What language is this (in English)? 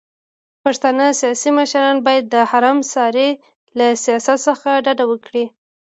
Pashto